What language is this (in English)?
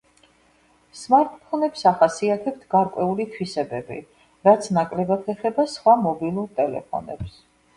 Georgian